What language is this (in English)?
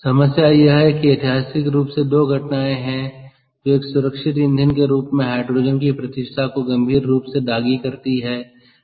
Hindi